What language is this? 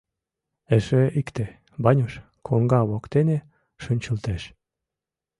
Mari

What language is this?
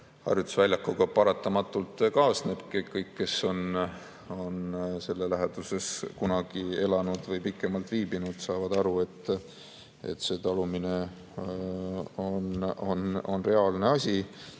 Estonian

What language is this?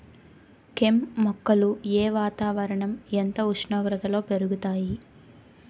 Telugu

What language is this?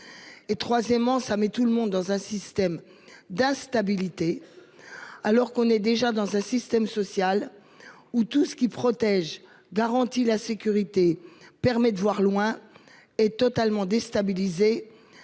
French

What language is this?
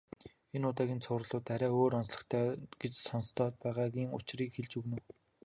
Mongolian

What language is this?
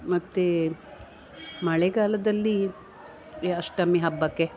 Kannada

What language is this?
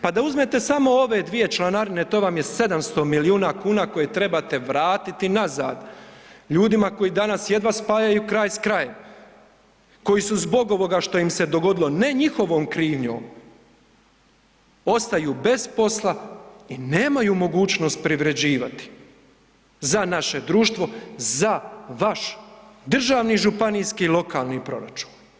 Croatian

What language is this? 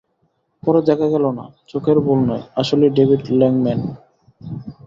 Bangla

